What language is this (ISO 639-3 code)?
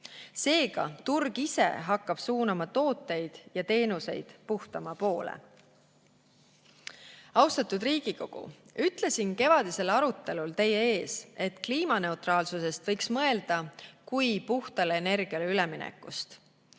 est